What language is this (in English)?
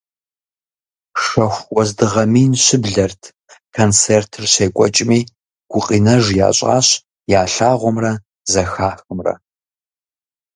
Kabardian